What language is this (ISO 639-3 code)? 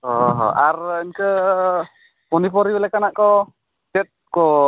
sat